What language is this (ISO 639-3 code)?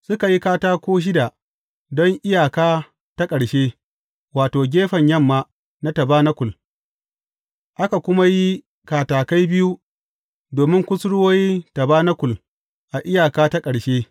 hau